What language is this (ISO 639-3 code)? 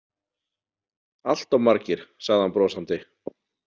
isl